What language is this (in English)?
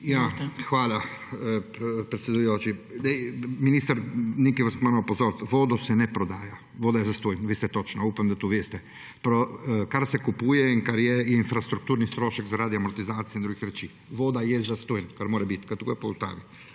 Slovenian